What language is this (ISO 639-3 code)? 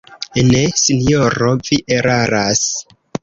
epo